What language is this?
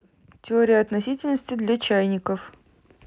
Russian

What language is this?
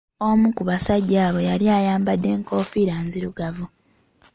Ganda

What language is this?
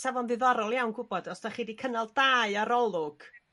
Welsh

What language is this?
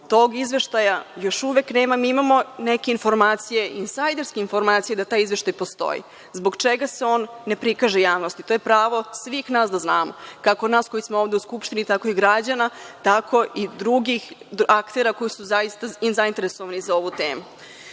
Serbian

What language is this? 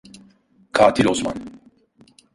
Turkish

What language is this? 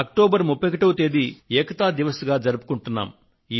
Telugu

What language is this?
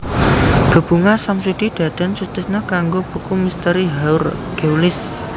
Javanese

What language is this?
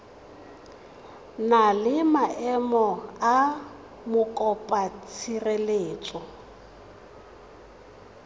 Tswana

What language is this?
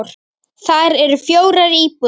Icelandic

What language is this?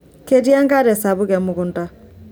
Masai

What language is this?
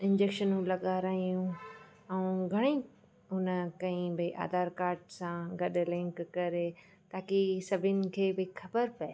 Sindhi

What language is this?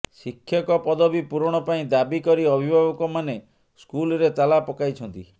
Odia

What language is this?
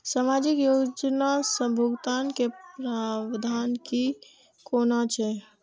Maithili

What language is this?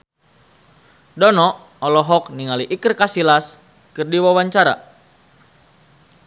Sundanese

